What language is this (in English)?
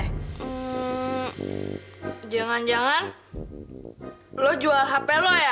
Indonesian